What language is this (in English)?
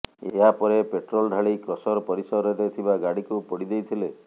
Odia